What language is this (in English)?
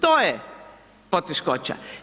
Croatian